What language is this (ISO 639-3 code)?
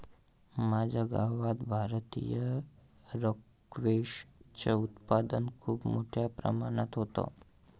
mar